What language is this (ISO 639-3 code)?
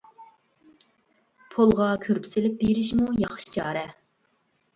uig